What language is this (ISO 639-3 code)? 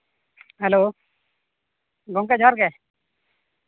sat